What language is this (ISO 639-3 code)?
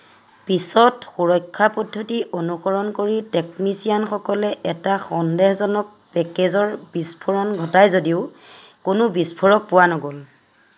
asm